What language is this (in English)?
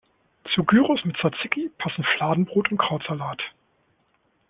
German